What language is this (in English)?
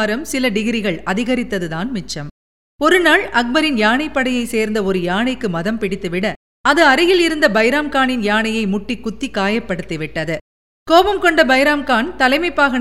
Tamil